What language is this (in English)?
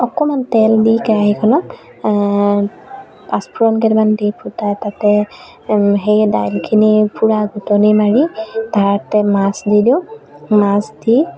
Assamese